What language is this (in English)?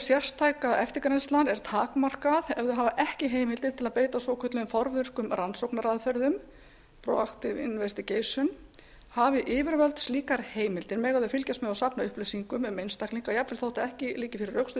Icelandic